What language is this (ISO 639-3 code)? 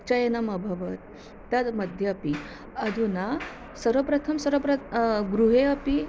san